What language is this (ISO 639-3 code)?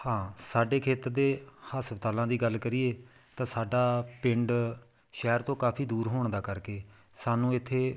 pan